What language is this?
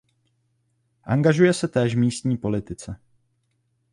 Czech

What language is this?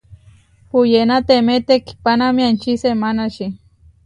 Huarijio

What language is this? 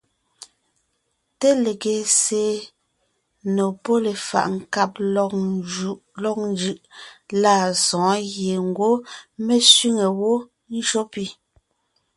Ngiemboon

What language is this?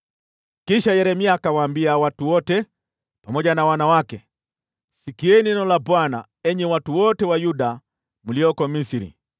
Swahili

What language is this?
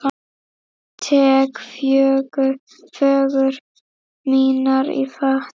Icelandic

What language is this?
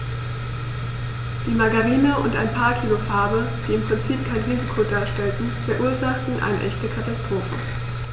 German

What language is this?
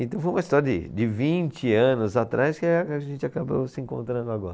Portuguese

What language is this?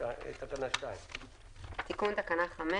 Hebrew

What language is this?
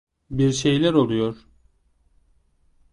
Turkish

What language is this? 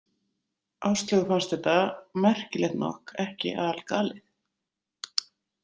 Icelandic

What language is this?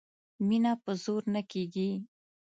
Pashto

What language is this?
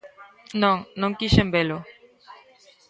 Galician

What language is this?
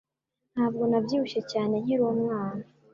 Kinyarwanda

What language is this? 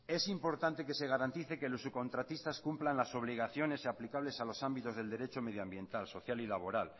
Spanish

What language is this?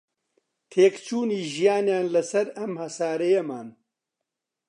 Central Kurdish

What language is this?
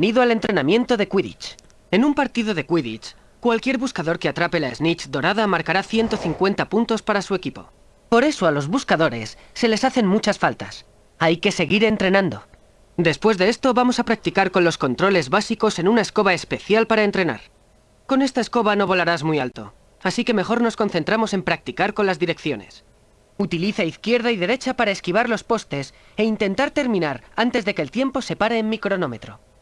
Spanish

